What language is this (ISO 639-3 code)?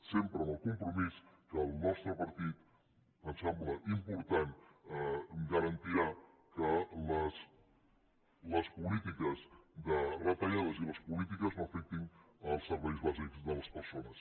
cat